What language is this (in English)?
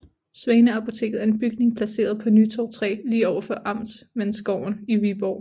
Danish